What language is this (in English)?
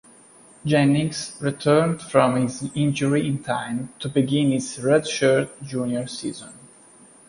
English